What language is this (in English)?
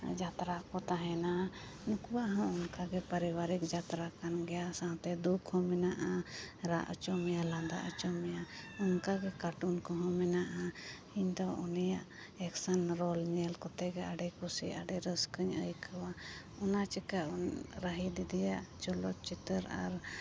Santali